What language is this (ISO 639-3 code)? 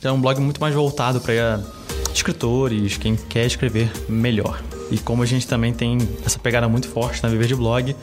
por